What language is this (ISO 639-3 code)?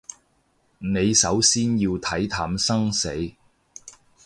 yue